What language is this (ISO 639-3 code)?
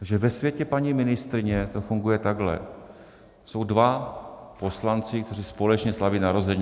ces